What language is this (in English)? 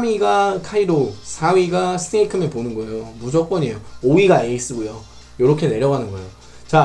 Korean